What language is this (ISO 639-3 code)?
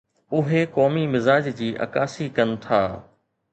snd